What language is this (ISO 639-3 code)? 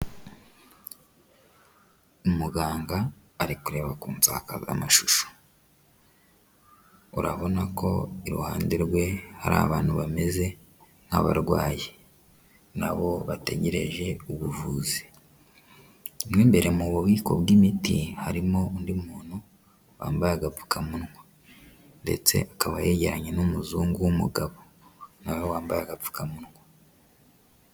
kin